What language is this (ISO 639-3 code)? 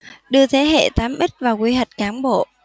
vie